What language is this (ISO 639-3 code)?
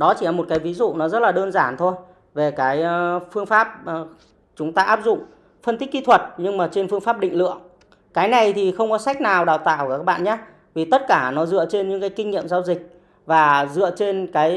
vie